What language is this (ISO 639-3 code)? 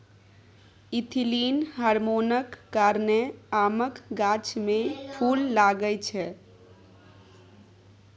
mai